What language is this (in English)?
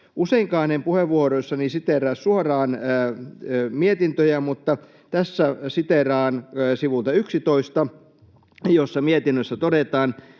Finnish